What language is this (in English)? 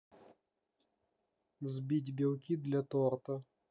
Russian